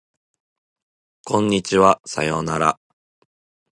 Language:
Japanese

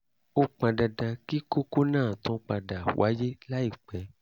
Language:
Yoruba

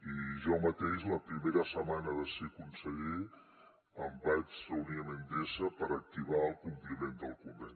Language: Catalan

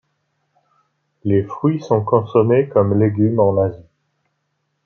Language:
French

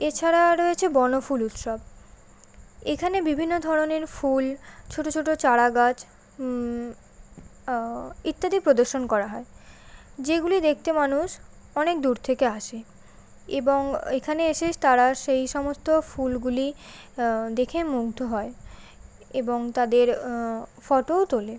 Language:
Bangla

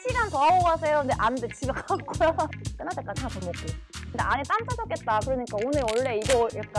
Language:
Korean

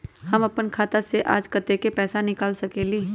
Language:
Magahi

